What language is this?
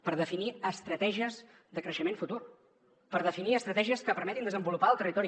Catalan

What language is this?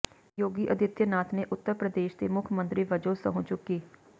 Punjabi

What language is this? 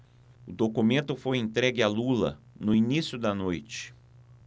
Portuguese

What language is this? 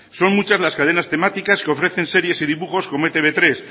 Spanish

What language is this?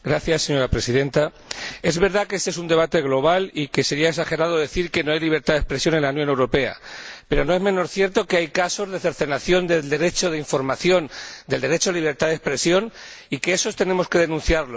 Spanish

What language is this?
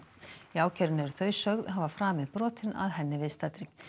Icelandic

